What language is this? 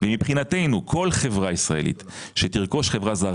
Hebrew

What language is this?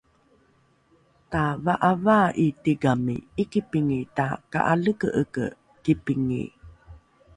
Rukai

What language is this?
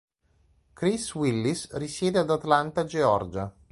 Italian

